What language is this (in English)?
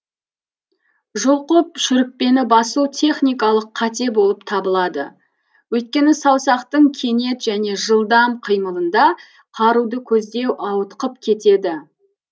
Kazakh